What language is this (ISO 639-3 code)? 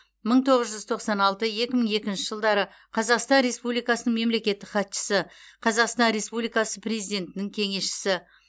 kaz